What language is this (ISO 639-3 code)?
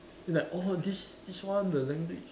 eng